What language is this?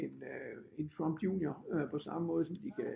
Danish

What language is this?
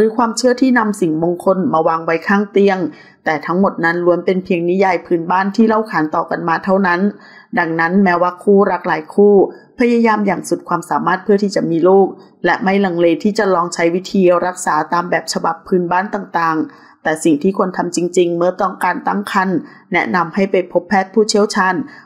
Thai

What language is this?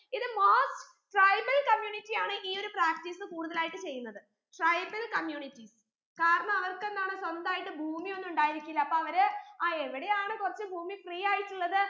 Malayalam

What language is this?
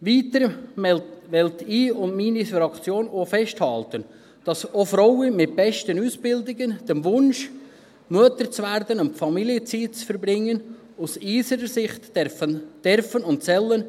Swiss German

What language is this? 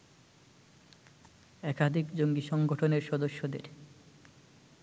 Bangla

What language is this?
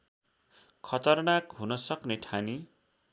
Nepali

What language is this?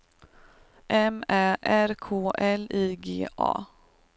Swedish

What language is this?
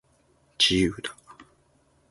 Japanese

